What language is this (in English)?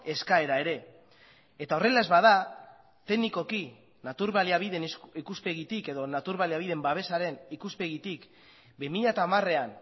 Basque